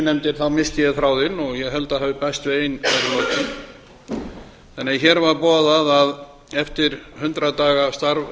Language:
Icelandic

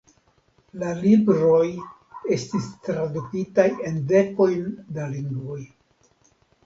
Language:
Esperanto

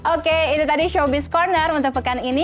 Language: Indonesian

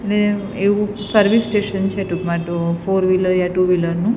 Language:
Gujarati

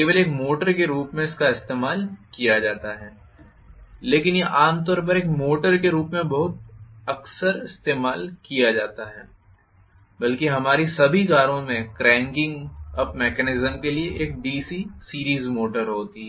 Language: Hindi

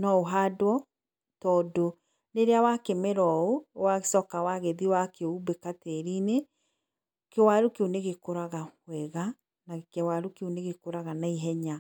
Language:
Kikuyu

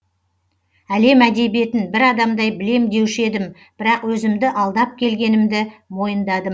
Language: Kazakh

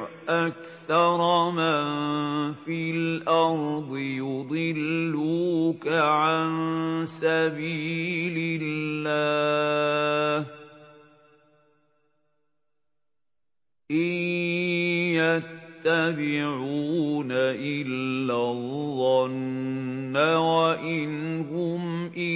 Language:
Arabic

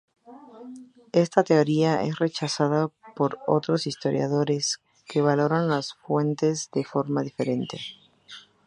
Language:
Spanish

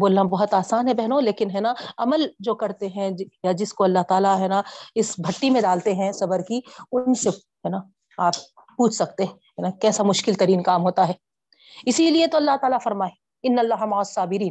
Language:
Urdu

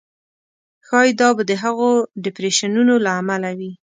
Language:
Pashto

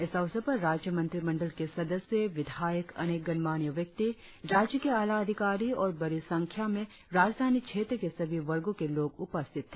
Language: Hindi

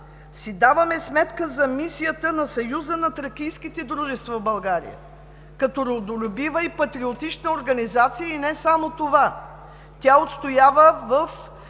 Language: Bulgarian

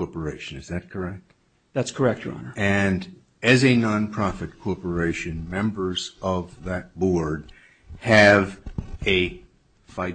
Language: English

